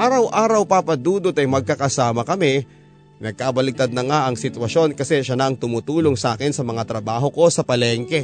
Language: Filipino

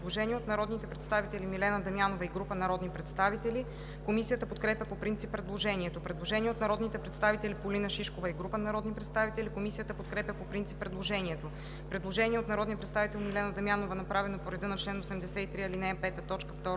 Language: Bulgarian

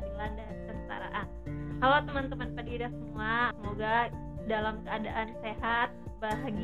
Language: Indonesian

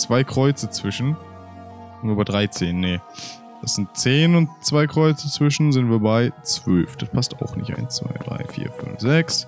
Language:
German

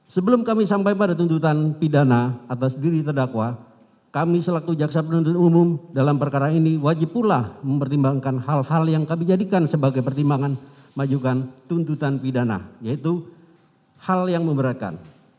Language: Indonesian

